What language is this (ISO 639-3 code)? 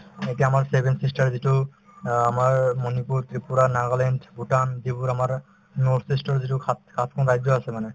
asm